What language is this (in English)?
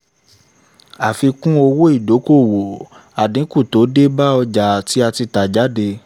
Yoruba